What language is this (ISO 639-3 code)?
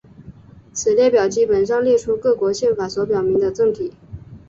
zho